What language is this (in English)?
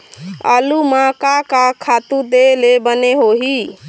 Chhattisgarhi